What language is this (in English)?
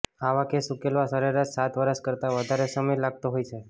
Gujarati